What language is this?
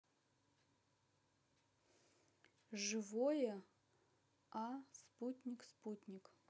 Russian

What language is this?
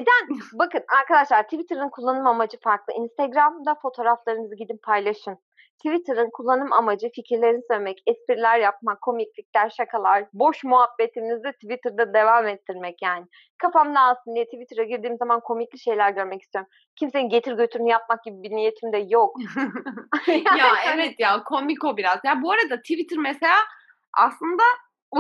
Turkish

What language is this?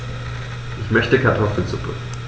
German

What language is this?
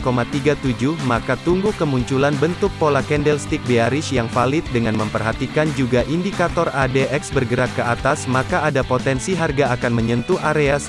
Indonesian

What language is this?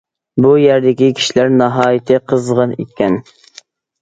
Uyghur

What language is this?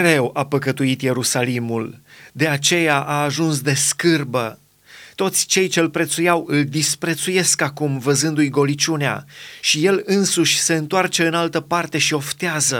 Romanian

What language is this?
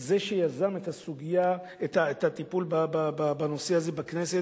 Hebrew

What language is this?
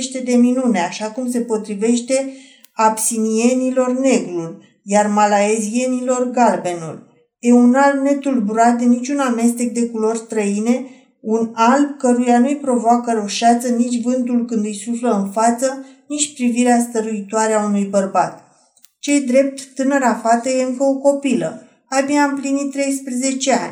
Romanian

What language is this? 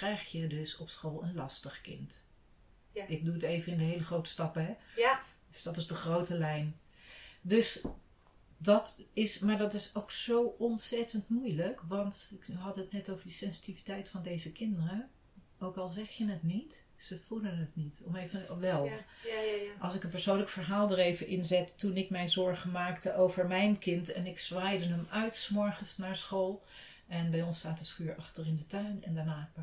Dutch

